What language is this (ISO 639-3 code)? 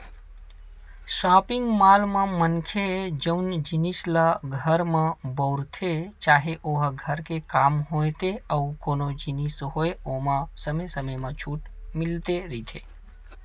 hne